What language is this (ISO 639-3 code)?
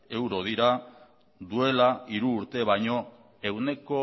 eus